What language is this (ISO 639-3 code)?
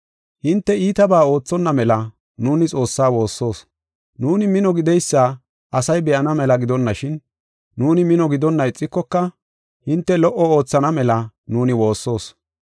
gof